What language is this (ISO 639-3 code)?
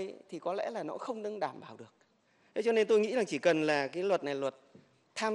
vie